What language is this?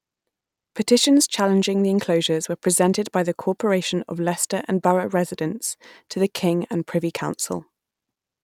English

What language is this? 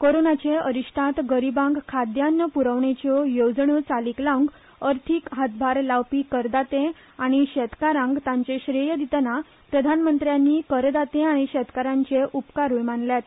Konkani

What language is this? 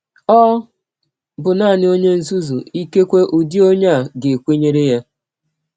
Igbo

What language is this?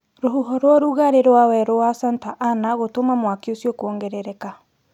Kikuyu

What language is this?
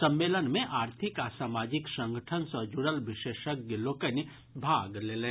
Maithili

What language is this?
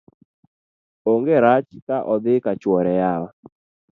Luo (Kenya and Tanzania)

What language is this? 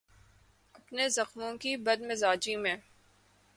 Urdu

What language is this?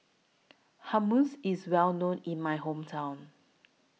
English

